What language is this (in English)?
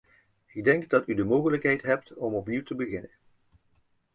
Dutch